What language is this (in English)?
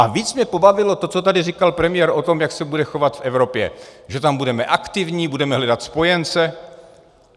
Czech